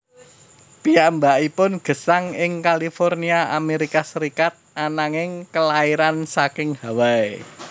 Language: Javanese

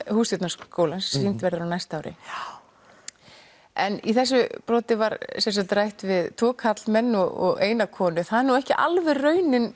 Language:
Icelandic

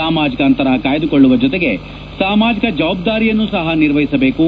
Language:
Kannada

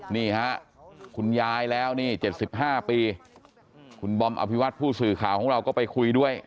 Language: Thai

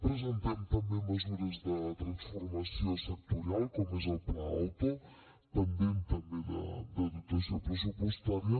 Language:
Catalan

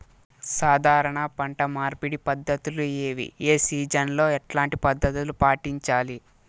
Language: Telugu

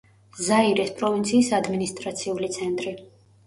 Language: Georgian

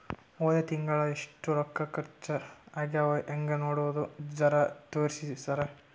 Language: Kannada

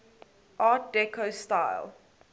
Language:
English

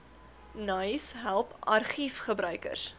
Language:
Afrikaans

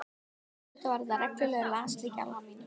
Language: Icelandic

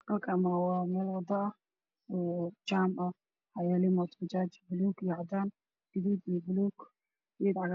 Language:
Somali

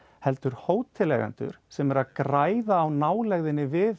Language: Icelandic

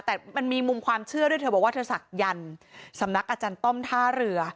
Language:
Thai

